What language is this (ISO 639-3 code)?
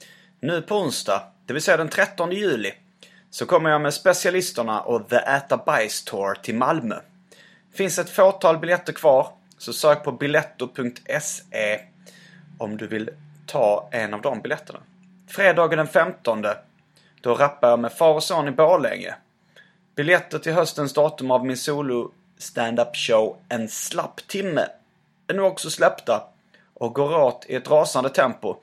swe